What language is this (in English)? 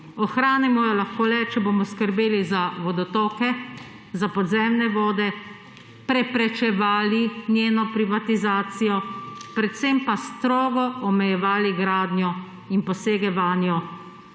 Slovenian